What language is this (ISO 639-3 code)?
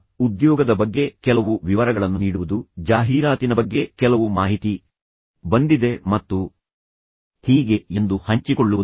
kan